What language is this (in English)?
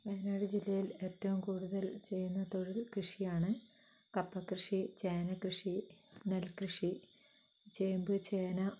Malayalam